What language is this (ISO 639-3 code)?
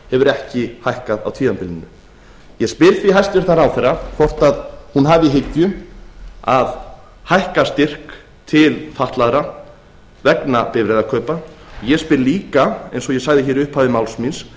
isl